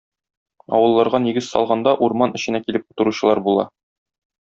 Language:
Tatar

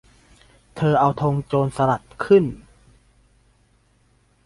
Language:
Thai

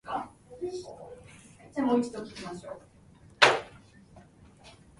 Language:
Japanese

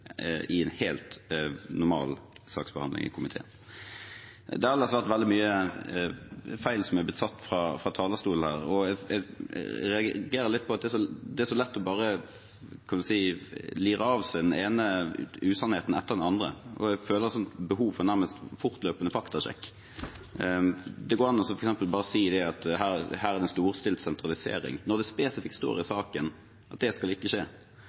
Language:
Norwegian Bokmål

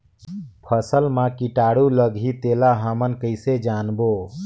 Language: Chhattisgarhi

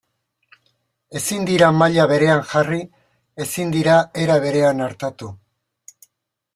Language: Basque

